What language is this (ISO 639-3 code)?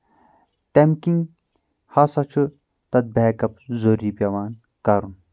kas